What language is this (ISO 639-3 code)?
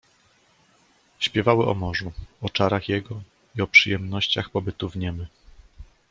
pol